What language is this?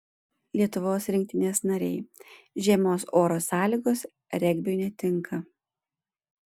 Lithuanian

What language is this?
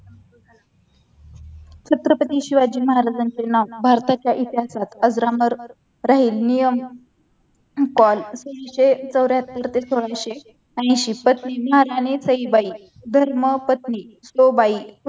Marathi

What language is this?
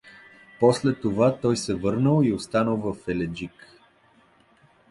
Bulgarian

